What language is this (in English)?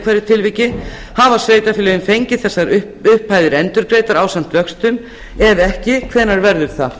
Icelandic